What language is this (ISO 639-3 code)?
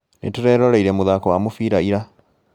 kik